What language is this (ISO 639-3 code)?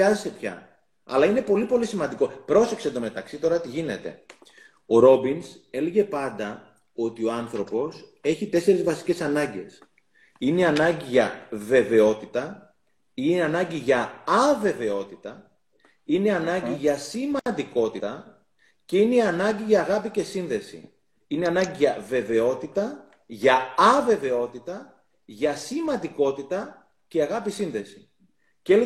ell